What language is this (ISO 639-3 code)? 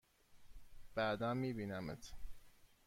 fas